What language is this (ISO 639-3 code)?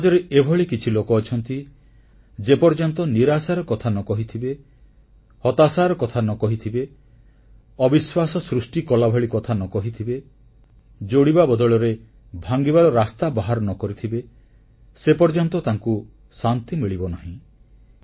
ori